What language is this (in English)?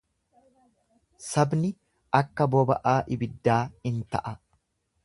Oromo